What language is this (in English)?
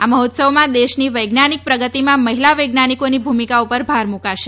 Gujarati